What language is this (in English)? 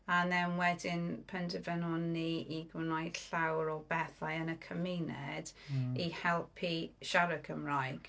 Welsh